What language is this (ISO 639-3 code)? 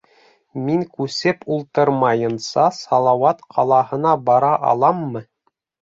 bak